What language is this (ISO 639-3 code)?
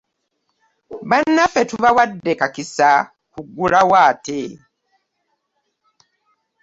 lug